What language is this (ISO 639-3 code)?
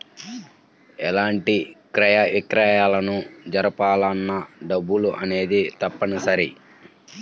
tel